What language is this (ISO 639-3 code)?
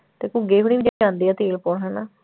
pan